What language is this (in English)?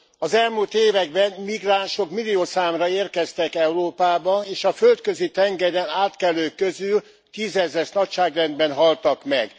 Hungarian